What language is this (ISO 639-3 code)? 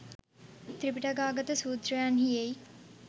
sin